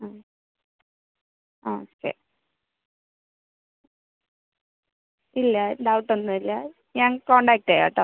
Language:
Malayalam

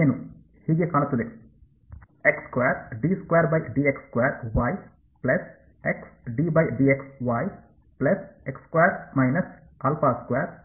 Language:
Kannada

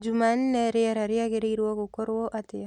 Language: Kikuyu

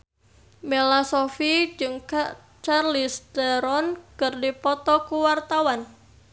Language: Sundanese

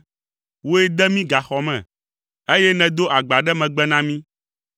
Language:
Ewe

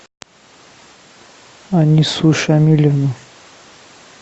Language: Russian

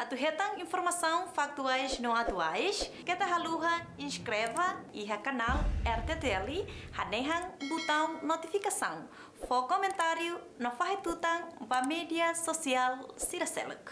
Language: Portuguese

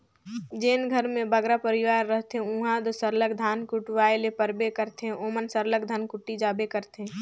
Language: Chhattisgarhi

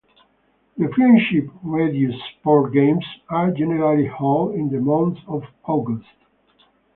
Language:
English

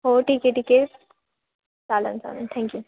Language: Marathi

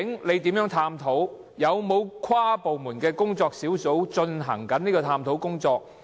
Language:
Cantonese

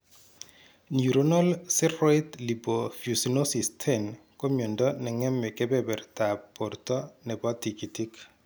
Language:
Kalenjin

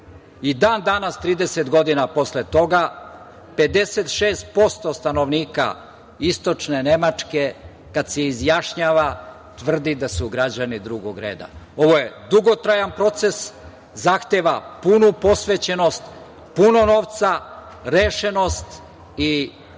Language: Serbian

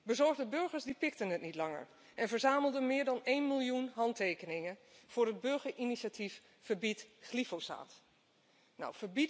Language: Dutch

